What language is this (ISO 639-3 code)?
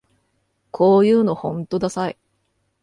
jpn